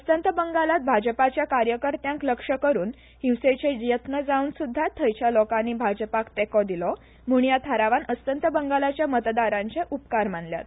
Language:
Konkani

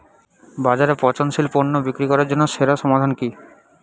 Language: Bangla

